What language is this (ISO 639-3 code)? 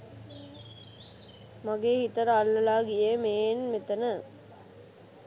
sin